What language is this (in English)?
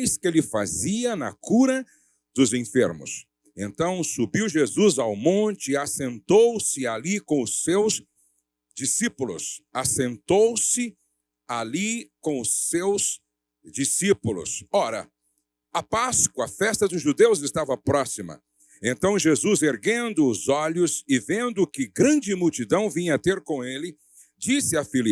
Portuguese